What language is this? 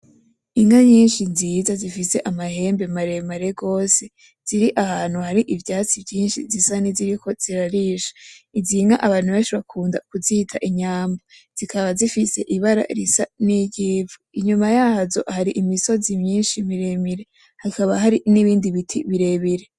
Rundi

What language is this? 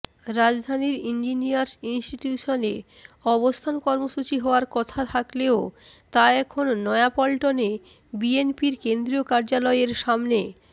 Bangla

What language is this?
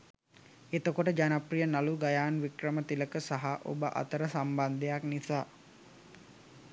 Sinhala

